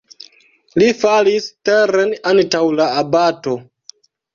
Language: Esperanto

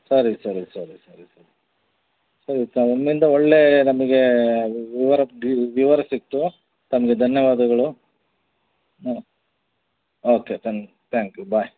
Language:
Kannada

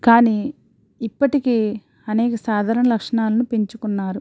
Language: Telugu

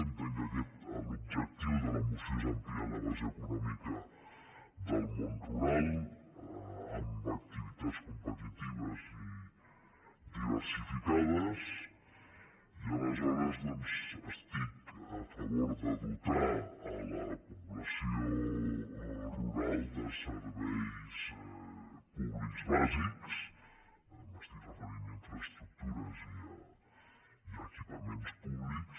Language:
Catalan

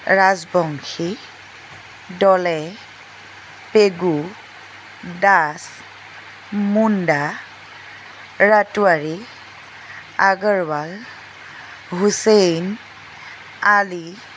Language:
Assamese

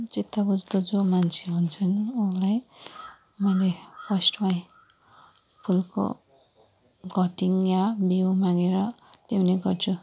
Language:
Nepali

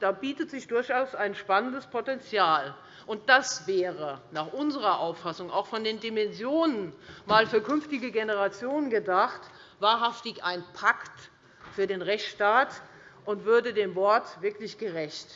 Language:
German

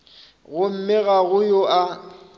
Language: Northern Sotho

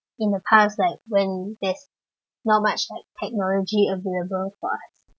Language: English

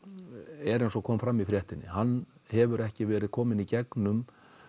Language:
Icelandic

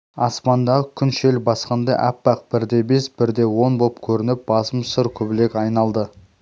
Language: Kazakh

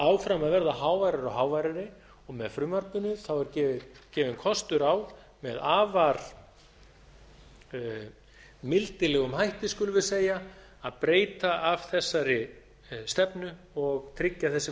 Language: Icelandic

